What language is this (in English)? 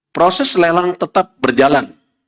Indonesian